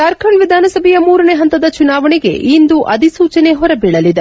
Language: Kannada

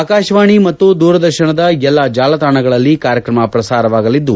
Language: Kannada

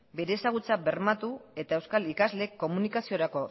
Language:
Basque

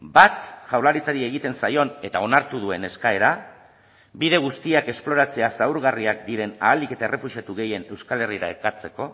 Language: Basque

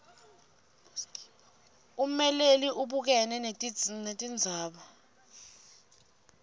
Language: Swati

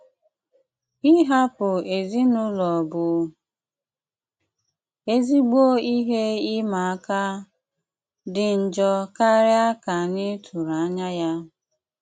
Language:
Igbo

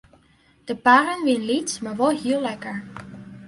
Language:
Western Frisian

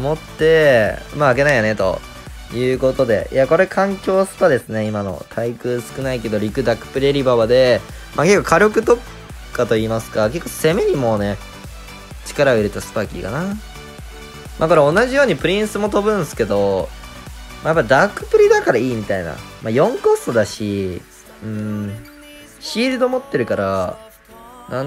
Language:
Japanese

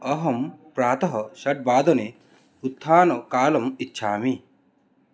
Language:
Sanskrit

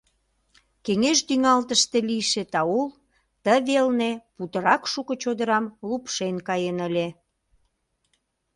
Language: Mari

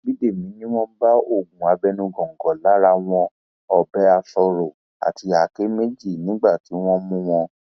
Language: Yoruba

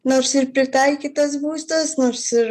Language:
Lithuanian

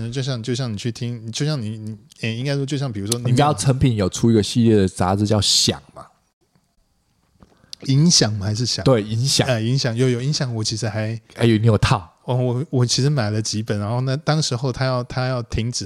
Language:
Chinese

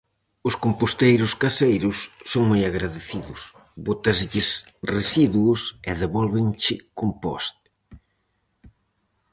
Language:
Galician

